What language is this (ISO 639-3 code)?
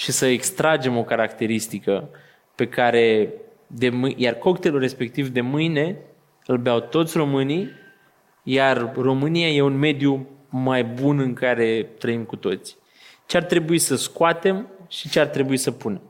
ron